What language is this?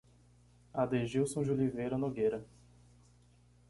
Portuguese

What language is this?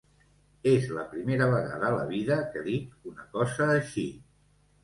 Catalan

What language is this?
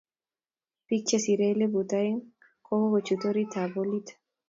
Kalenjin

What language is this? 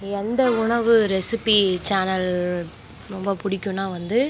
Tamil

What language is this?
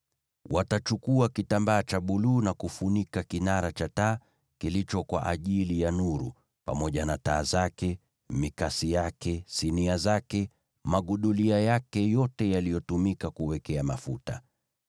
Swahili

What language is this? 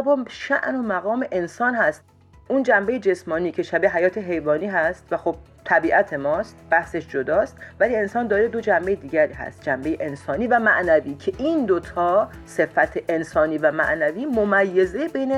Persian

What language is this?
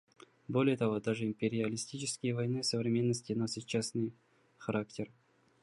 Russian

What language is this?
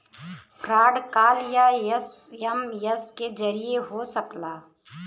Bhojpuri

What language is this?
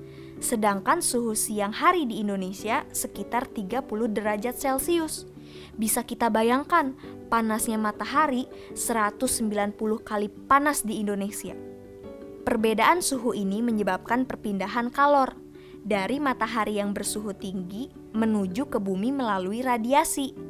Indonesian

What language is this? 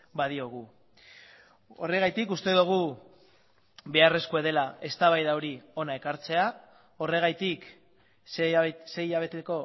Basque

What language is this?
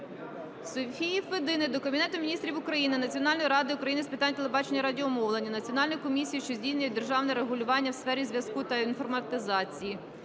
Ukrainian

